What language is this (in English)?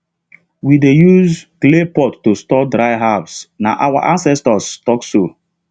Nigerian Pidgin